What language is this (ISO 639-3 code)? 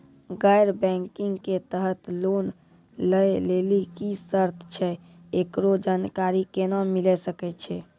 mai